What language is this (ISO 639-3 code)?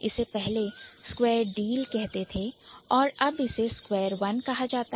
hin